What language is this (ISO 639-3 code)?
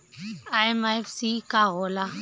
bho